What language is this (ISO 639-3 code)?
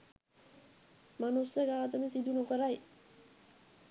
sin